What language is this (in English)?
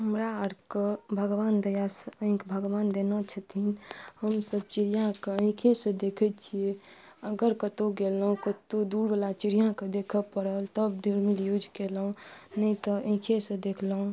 Maithili